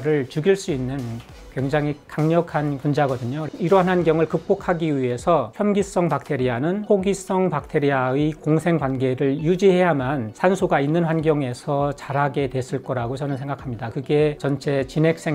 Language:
Korean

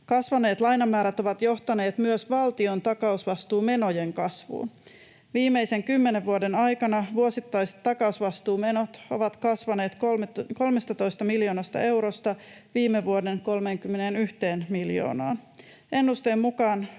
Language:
Finnish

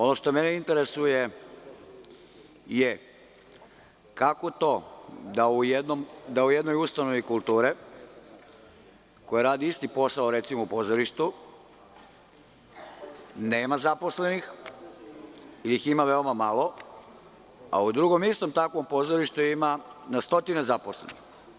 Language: Serbian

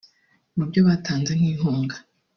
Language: Kinyarwanda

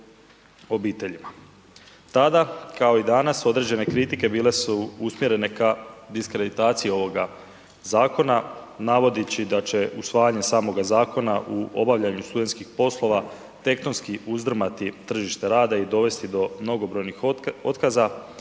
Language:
Croatian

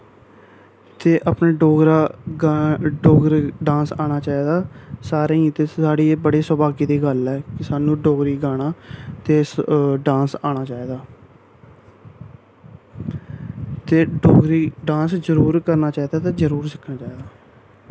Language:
Dogri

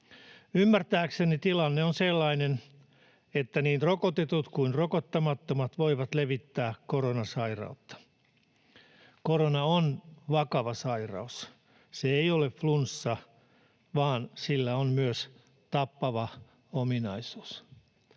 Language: Finnish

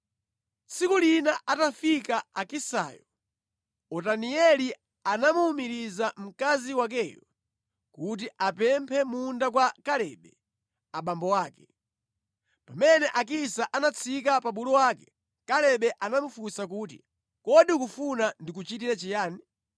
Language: Nyanja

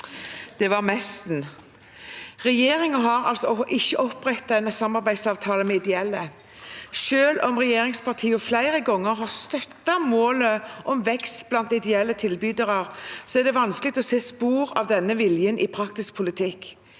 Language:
Norwegian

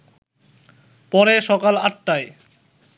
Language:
Bangla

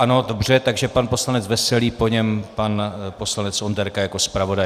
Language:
Czech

